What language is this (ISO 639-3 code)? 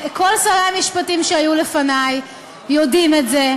heb